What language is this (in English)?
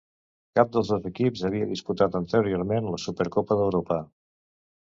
Catalan